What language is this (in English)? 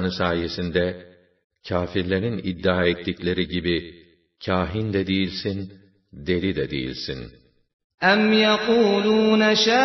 Turkish